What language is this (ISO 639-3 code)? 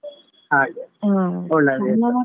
kan